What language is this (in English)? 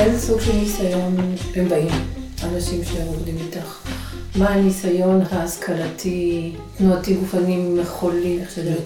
Hebrew